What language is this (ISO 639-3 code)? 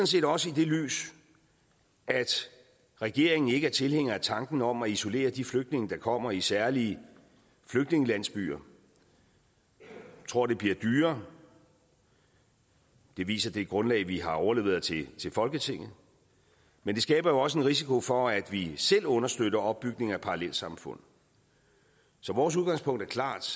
dan